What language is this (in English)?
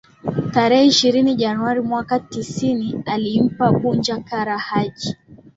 Swahili